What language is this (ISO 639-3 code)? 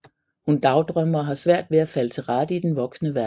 dan